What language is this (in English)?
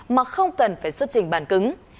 Vietnamese